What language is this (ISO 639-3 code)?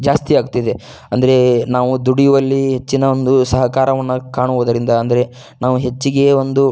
kan